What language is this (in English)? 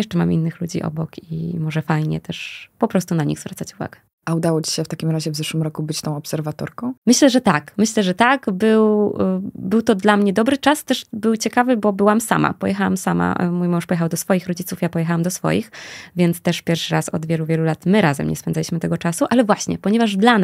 Polish